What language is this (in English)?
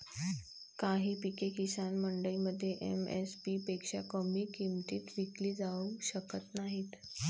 Marathi